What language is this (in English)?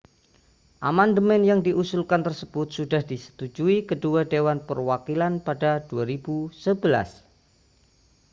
Indonesian